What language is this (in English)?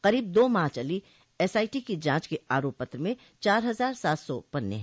Hindi